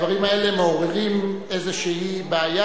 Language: Hebrew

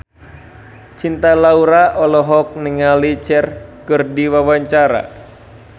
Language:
Sundanese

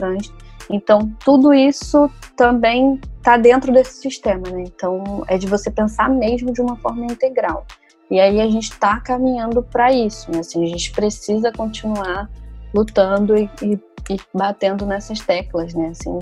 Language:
Portuguese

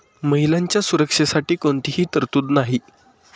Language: Marathi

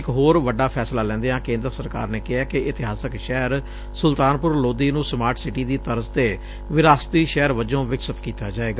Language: Punjabi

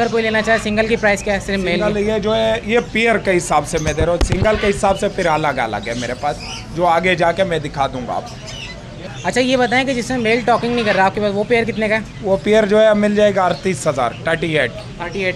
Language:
Hindi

